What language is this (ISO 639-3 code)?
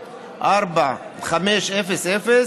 heb